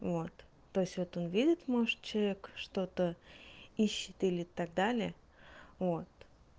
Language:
Russian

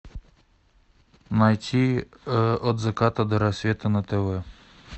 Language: Russian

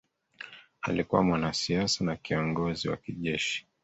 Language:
Swahili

